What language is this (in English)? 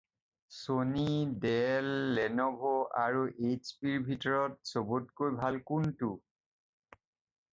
Assamese